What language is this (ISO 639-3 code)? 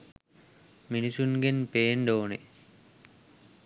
sin